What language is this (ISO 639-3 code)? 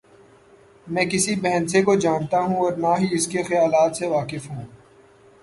urd